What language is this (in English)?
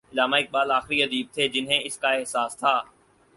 Urdu